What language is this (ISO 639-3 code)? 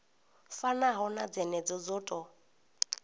ven